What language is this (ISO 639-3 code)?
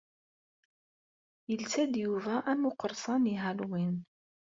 kab